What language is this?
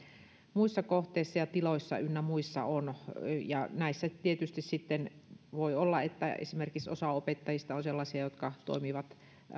Finnish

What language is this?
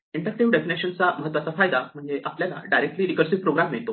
Marathi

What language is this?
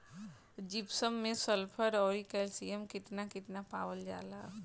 Bhojpuri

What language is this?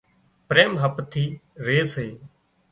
Wadiyara Koli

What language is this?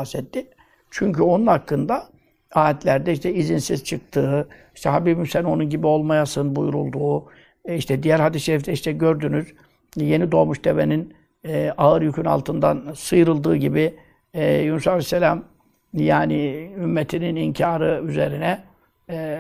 Turkish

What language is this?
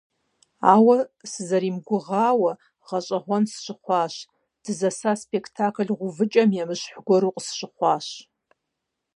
Kabardian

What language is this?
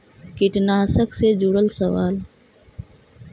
Magahi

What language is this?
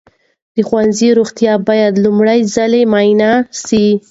Pashto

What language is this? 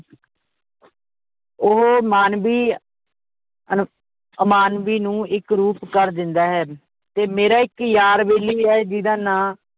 Punjabi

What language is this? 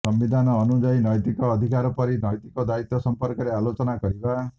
Odia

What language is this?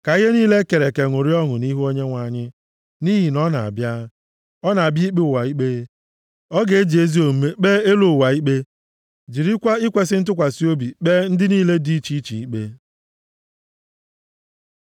Igbo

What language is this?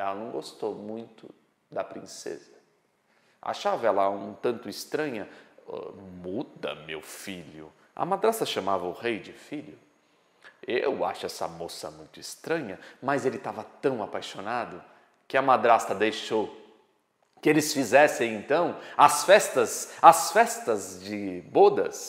Portuguese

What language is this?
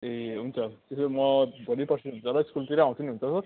Nepali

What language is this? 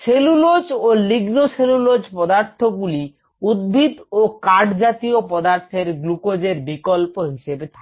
Bangla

